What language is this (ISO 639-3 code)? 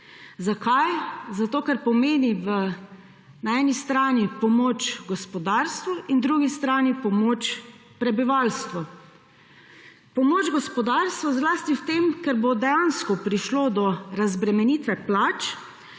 slv